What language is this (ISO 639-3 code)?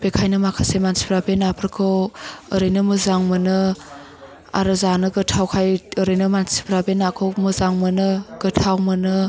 brx